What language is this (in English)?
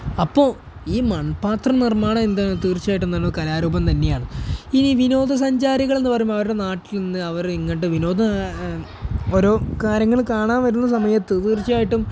Malayalam